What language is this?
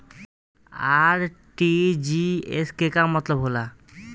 Bhojpuri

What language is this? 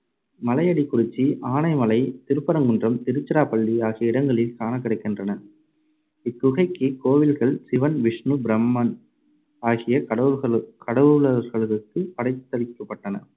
Tamil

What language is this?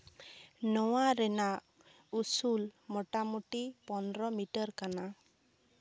Santali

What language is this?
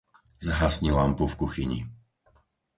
Slovak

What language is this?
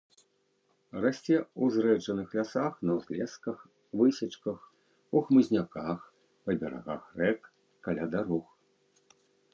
Belarusian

